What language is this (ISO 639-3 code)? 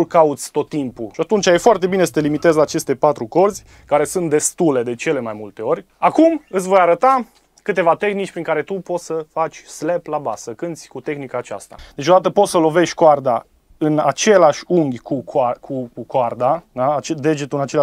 ron